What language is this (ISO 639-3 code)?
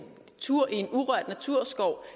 dan